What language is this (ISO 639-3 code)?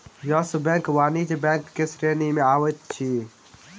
mai